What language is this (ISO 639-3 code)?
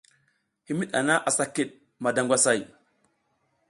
giz